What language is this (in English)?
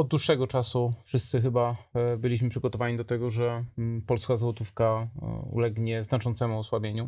Polish